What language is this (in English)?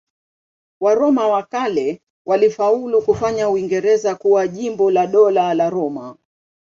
Swahili